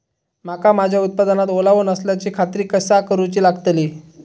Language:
Marathi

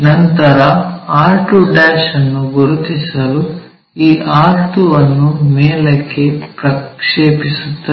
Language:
Kannada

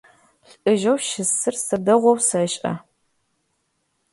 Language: Adyghe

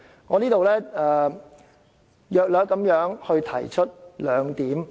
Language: Cantonese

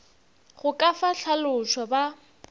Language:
Northern Sotho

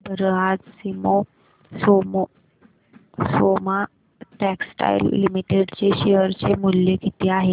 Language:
Marathi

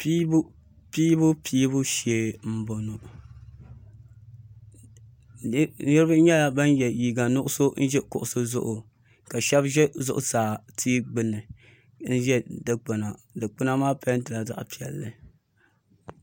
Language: Dagbani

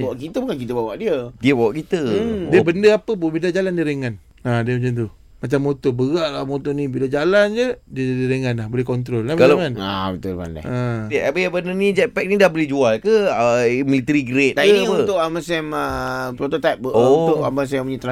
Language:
Malay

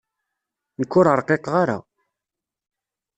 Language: Kabyle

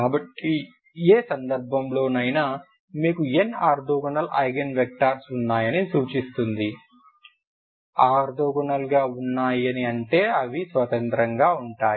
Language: Telugu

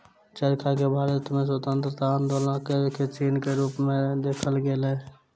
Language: Maithili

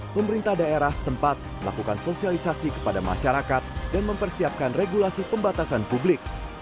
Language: Indonesian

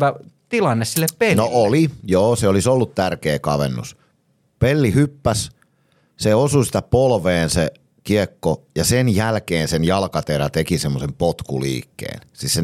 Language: Finnish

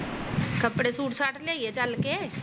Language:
Punjabi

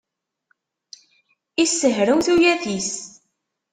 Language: Kabyle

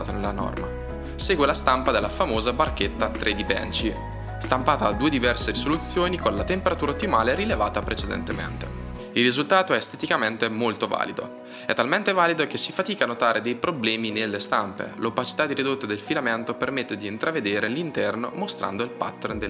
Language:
Italian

